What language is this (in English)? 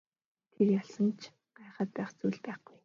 Mongolian